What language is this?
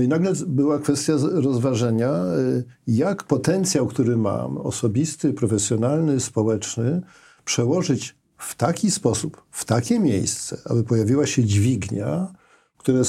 Polish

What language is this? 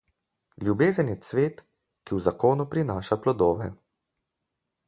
Slovenian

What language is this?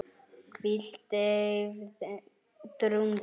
Icelandic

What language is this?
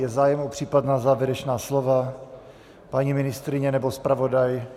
Czech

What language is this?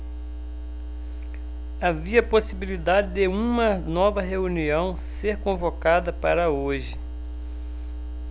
Portuguese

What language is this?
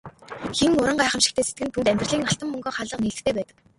Mongolian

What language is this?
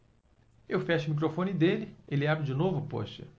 Portuguese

